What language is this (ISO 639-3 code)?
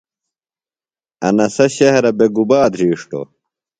phl